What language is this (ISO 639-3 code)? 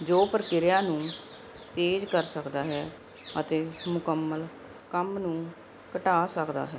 pan